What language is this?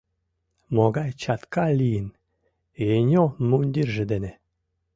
Mari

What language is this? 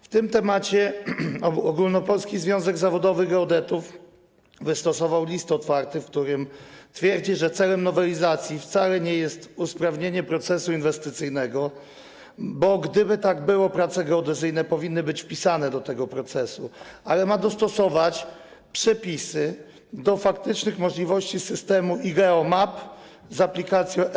Polish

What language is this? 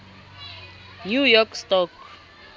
Southern Sotho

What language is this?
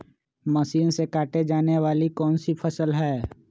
Magahi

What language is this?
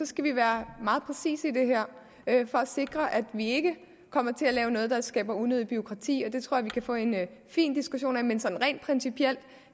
Danish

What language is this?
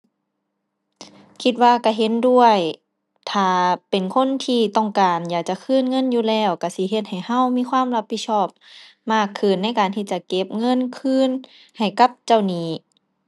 Thai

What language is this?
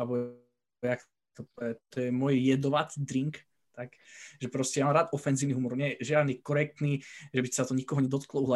Slovak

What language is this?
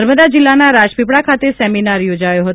Gujarati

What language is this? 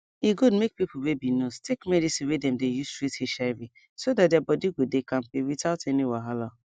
Nigerian Pidgin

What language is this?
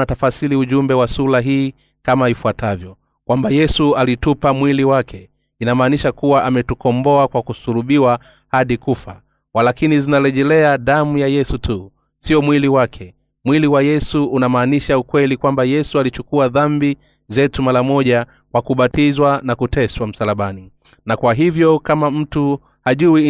Swahili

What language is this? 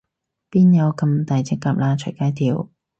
Cantonese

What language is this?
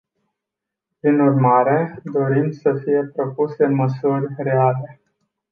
Romanian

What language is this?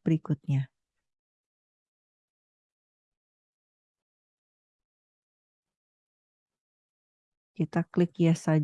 Indonesian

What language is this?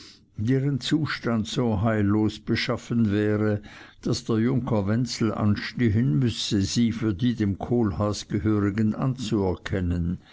German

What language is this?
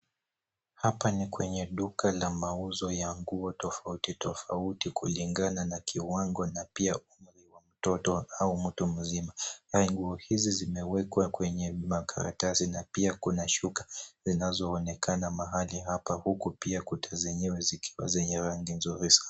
Swahili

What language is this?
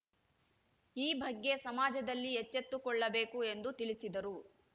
Kannada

